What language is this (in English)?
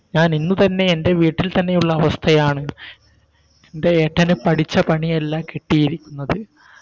Malayalam